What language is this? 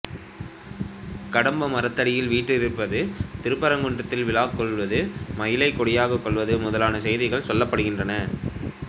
Tamil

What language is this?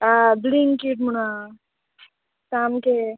Konkani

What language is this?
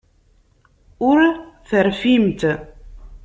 Kabyle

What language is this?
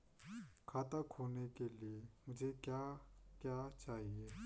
Hindi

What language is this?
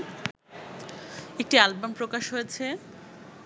Bangla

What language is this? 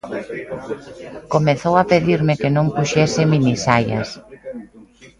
Galician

